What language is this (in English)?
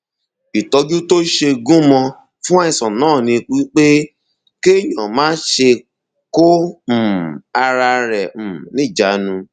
Yoruba